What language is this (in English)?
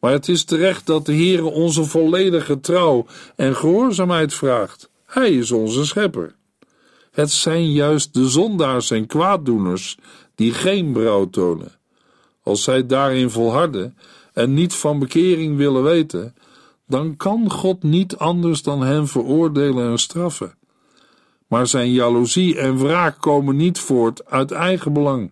Dutch